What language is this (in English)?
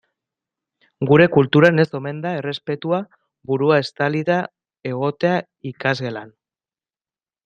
Basque